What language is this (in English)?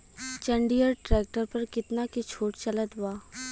Bhojpuri